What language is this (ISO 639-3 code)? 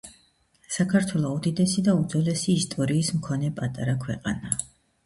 kat